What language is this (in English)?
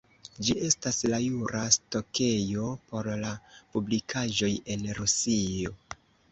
Esperanto